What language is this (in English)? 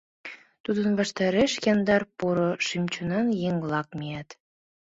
Mari